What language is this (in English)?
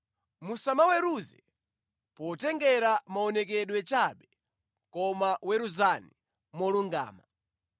Nyanja